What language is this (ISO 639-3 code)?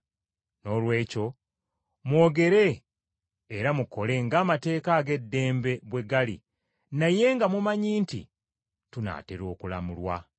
lug